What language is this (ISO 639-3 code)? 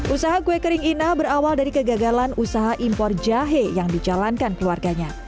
ind